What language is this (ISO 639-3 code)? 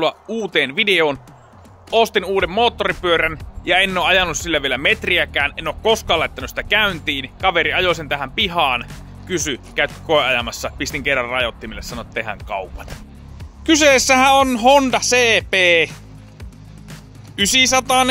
fin